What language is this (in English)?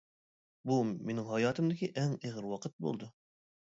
Uyghur